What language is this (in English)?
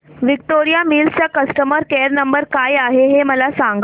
Marathi